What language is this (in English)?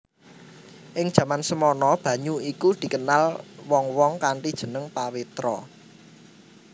Javanese